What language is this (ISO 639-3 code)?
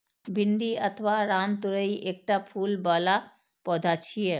mai